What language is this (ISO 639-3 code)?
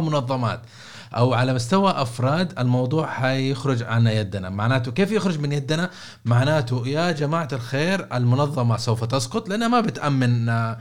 ara